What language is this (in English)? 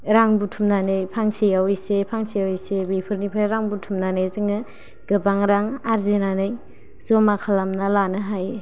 Bodo